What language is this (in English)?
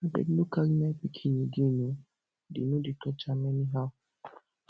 Nigerian Pidgin